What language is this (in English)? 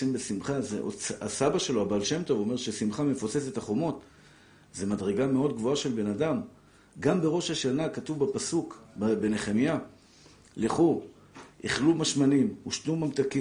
Hebrew